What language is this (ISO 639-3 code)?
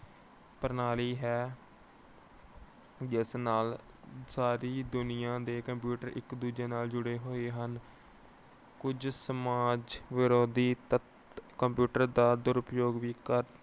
pan